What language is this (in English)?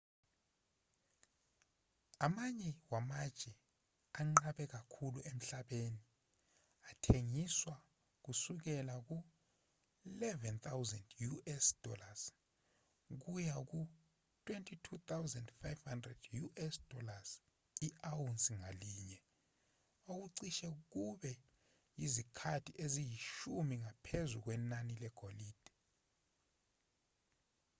Zulu